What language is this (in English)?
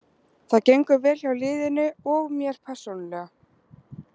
Icelandic